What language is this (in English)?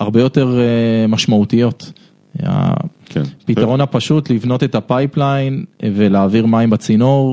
Hebrew